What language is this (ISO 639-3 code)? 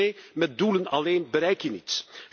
nld